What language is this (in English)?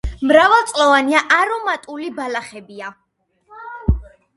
Georgian